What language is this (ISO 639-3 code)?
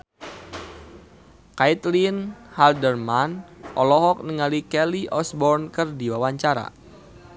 sun